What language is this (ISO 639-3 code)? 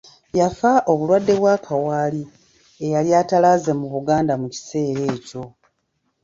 lug